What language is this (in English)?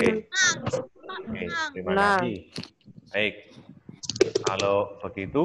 Indonesian